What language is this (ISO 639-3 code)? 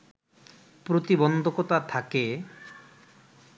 ben